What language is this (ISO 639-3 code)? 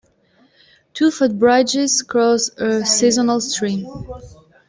eng